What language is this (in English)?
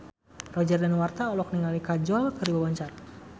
Sundanese